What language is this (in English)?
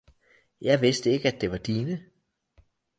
Danish